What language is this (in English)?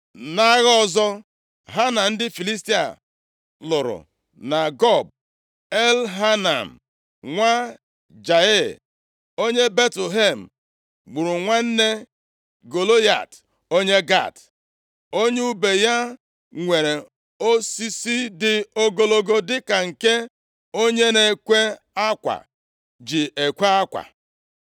Igbo